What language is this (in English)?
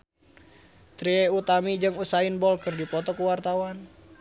Sundanese